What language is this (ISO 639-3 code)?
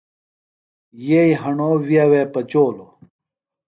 phl